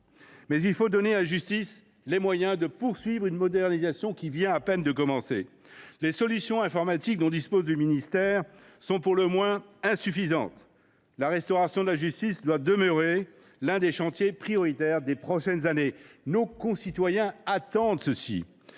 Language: French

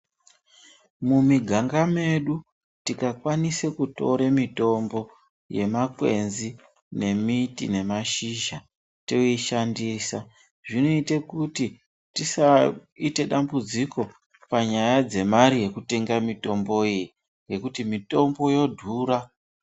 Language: Ndau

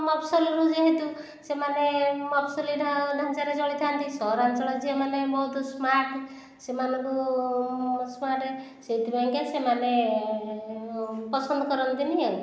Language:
Odia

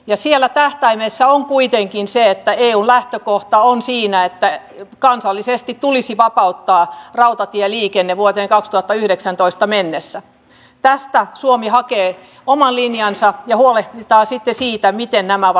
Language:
Finnish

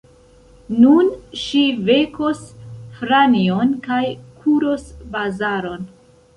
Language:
Esperanto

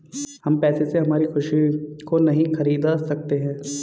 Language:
Hindi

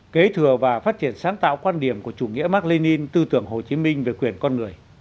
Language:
Vietnamese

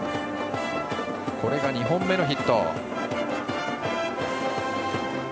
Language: Japanese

